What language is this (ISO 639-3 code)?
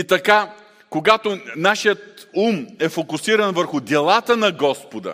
bul